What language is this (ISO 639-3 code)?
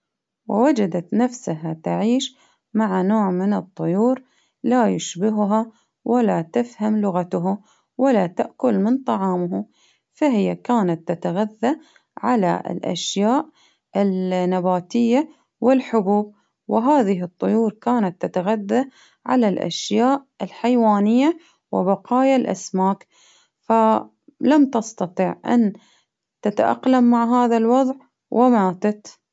abv